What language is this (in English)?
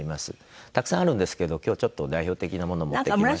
Japanese